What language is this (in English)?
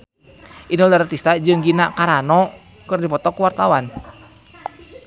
Sundanese